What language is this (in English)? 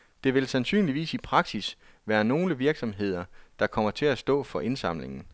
Danish